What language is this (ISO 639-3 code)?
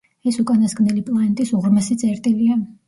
kat